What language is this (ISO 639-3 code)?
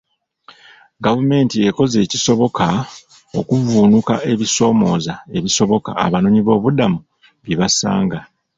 lug